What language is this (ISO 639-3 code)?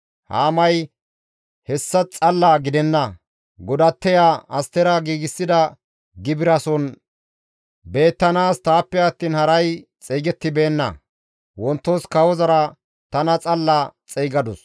gmv